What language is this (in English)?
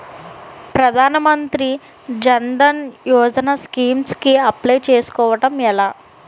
Telugu